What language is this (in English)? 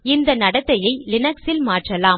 Tamil